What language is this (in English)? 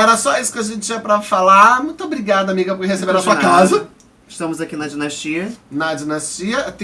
Portuguese